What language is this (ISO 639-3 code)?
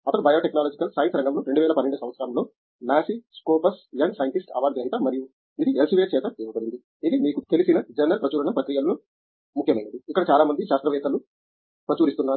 tel